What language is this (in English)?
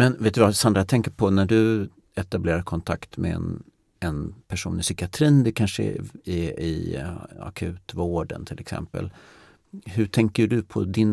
Swedish